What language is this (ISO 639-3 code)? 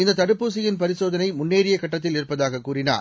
tam